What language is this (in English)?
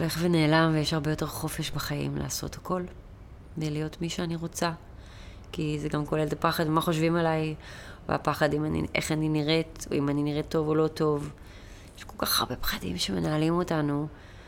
Hebrew